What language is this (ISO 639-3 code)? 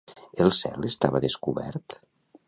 cat